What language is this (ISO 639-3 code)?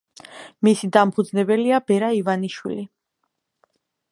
kat